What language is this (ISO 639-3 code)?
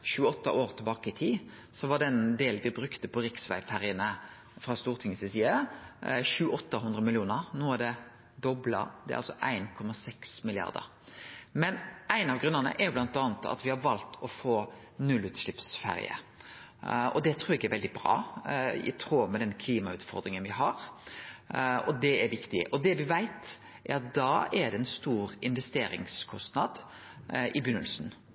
nno